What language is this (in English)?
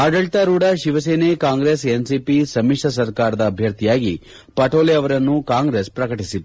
Kannada